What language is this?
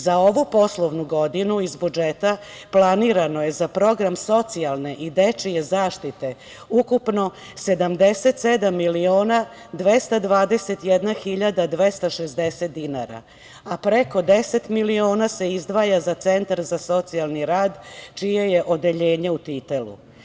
Serbian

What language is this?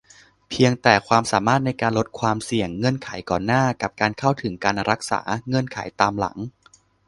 Thai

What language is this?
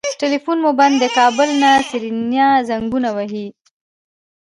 Pashto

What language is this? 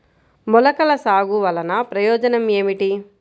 Telugu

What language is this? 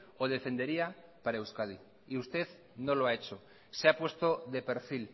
Spanish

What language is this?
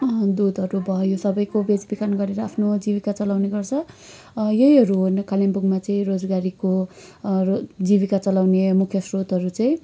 Nepali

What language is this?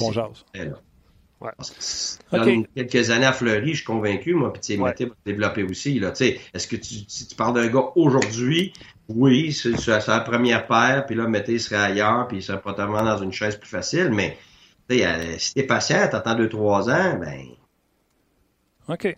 French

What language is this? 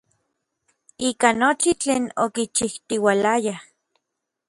Orizaba Nahuatl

